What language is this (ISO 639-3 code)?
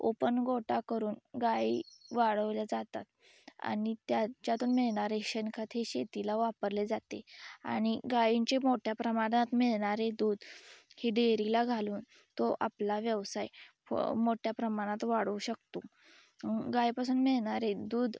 mar